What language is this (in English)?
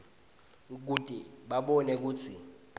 Swati